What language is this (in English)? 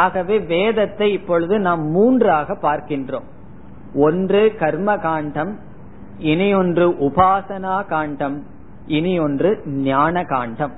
Tamil